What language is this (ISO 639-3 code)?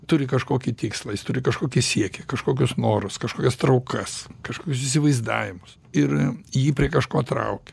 lit